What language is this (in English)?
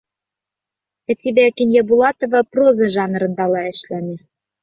Bashkir